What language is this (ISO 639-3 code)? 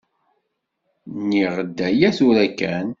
kab